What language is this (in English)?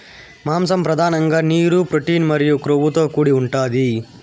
Telugu